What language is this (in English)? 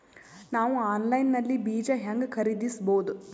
Kannada